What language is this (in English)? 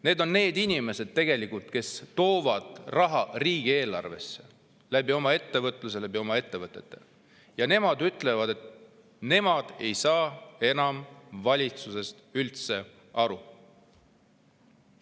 Estonian